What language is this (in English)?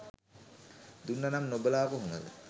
Sinhala